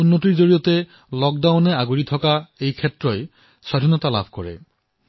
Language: Assamese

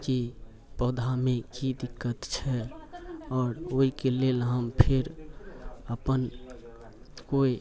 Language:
Maithili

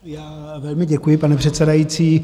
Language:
Czech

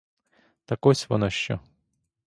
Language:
Ukrainian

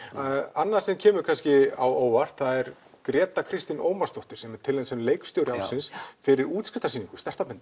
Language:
Icelandic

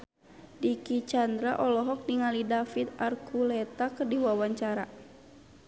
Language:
Sundanese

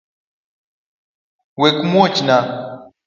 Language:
Luo (Kenya and Tanzania)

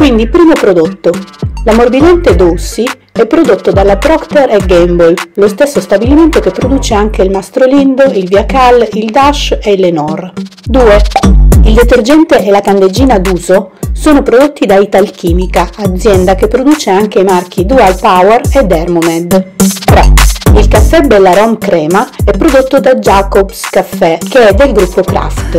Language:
Italian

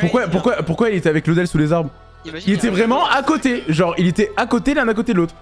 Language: French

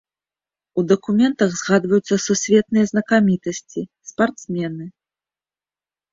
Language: Belarusian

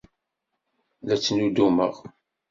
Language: Kabyle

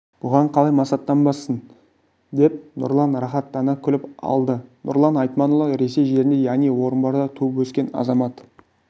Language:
Kazakh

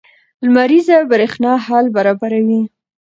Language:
Pashto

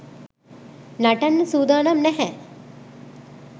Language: Sinhala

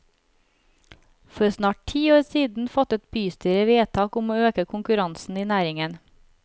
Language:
Norwegian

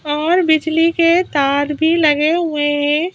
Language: Hindi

